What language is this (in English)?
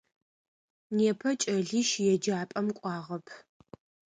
Adyghe